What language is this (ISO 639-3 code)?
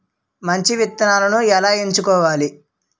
tel